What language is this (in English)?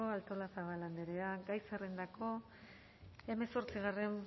Basque